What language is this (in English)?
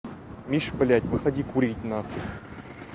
Russian